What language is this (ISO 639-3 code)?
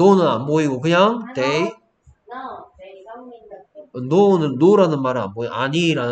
kor